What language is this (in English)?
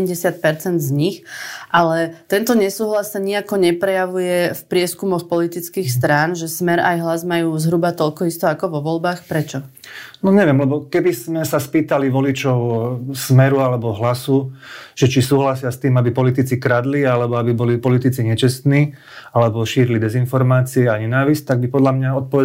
Slovak